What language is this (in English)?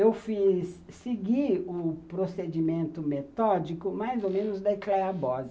Portuguese